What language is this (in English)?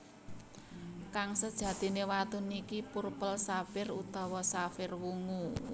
Javanese